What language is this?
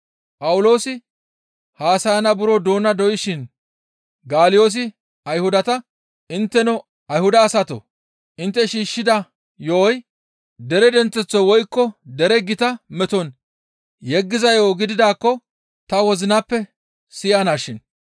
Gamo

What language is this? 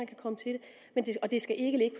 Danish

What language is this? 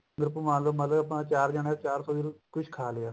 Punjabi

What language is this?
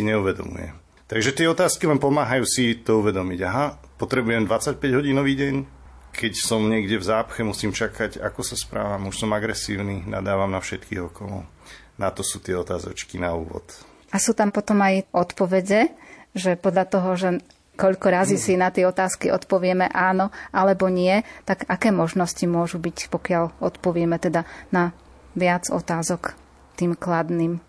Slovak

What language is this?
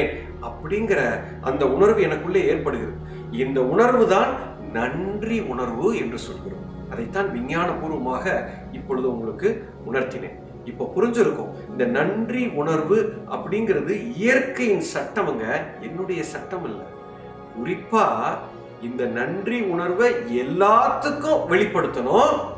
Tamil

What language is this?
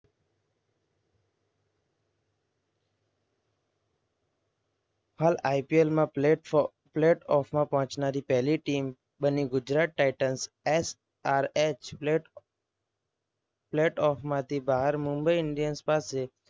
Gujarati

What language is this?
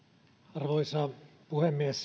Finnish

